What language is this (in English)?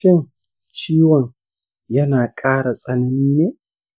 Hausa